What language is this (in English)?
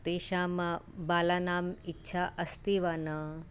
Sanskrit